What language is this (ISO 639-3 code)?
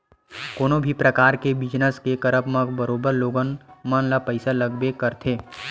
hne